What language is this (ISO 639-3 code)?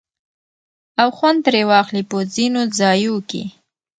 pus